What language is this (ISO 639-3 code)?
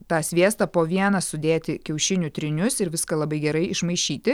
lit